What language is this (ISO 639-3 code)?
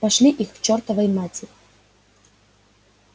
rus